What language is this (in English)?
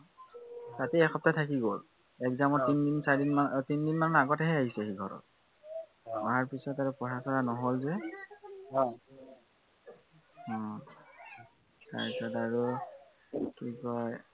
Assamese